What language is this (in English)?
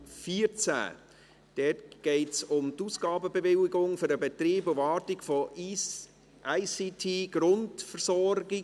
Swiss German